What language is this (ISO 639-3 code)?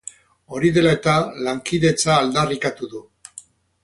eus